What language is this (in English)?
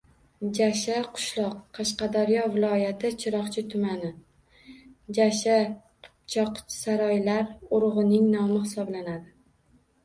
Uzbek